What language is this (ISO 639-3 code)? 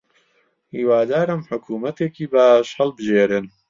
ckb